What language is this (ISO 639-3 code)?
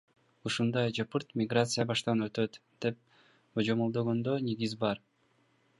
kir